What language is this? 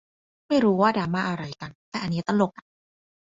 Thai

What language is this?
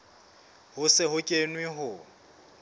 Southern Sotho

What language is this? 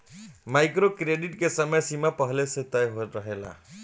Bhojpuri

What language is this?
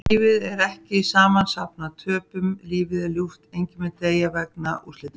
Icelandic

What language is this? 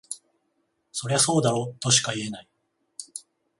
Japanese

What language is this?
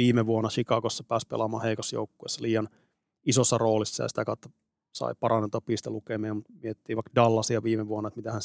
Finnish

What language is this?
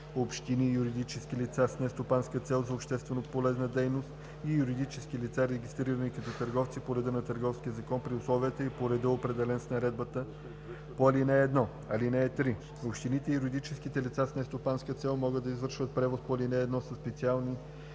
Bulgarian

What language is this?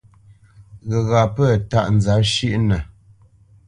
Bamenyam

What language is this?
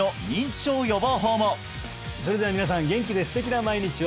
Japanese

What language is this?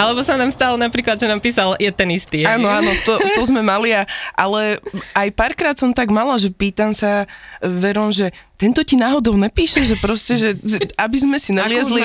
Slovak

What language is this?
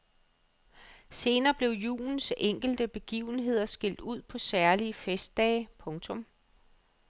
Danish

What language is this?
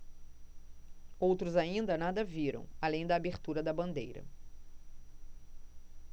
Portuguese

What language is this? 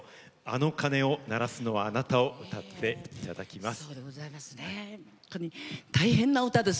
Japanese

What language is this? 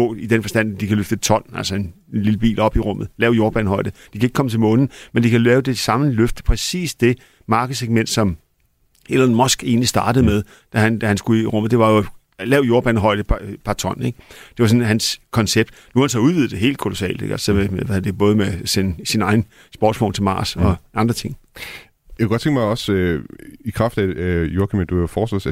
Danish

